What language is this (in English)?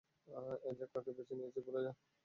Bangla